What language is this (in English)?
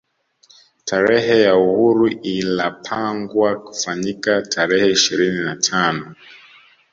Swahili